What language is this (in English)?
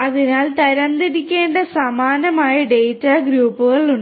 Malayalam